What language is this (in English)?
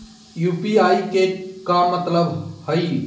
Magahi